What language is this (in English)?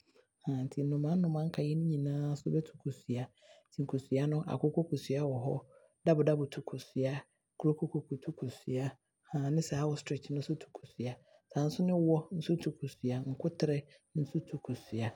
Abron